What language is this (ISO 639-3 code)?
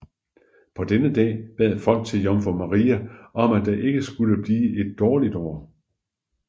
dan